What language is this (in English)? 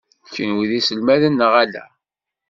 Kabyle